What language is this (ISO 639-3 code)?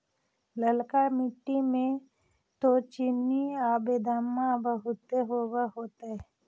mag